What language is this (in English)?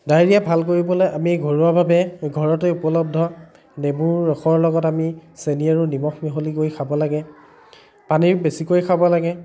Assamese